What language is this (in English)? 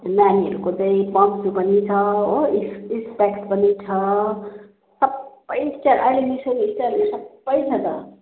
Nepali